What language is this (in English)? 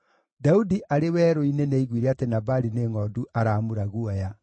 Kikuyu